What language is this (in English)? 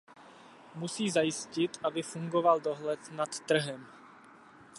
Czech